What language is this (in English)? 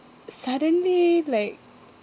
English